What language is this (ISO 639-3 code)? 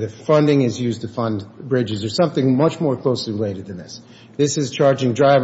eng